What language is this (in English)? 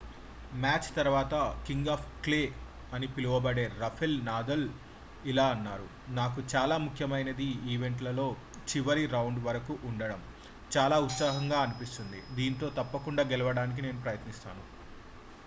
Telugu